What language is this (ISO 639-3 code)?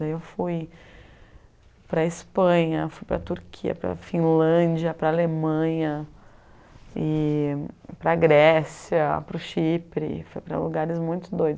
por